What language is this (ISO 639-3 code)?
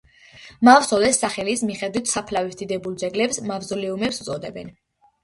kat